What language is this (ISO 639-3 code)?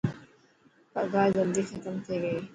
mki